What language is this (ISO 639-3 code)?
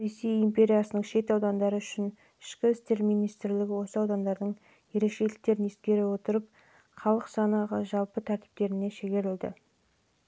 kaz